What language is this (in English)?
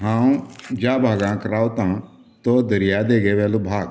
Konkani